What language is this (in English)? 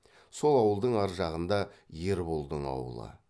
Kazakh